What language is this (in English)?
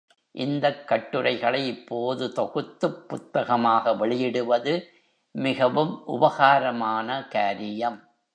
Tamil